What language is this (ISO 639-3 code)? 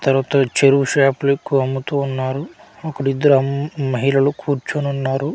tel